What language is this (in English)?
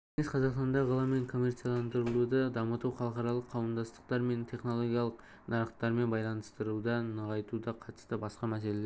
Kazakh